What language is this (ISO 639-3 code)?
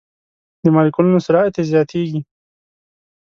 pus